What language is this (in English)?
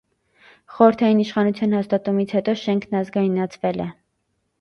Armenian